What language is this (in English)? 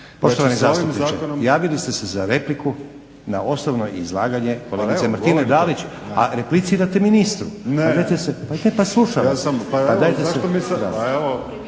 Croatian